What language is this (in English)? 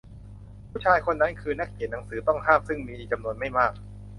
Thai